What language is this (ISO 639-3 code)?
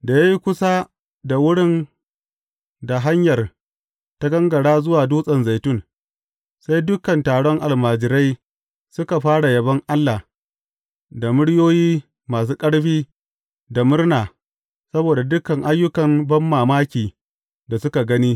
hau